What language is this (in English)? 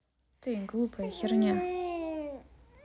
Russian